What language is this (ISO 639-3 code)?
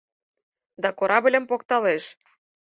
chm